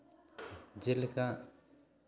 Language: Santali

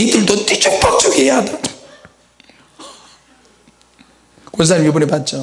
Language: Korean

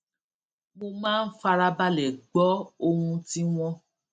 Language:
Yoruba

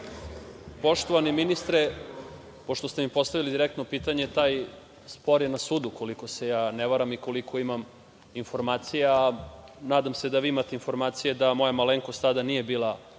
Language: Serbian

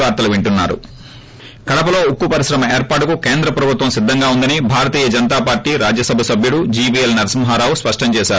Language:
Telugu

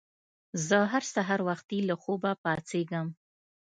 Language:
Pashto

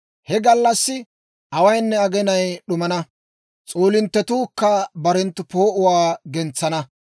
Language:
Dawro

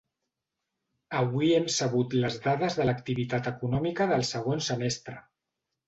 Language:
Catalan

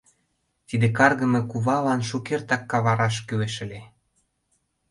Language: Mari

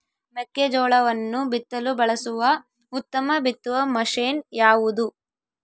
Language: Kannada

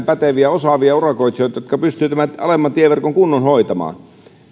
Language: Finnish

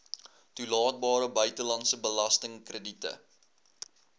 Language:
Afrikaans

